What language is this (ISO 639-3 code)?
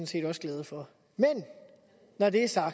dan